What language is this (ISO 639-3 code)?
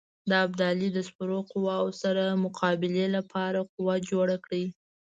pus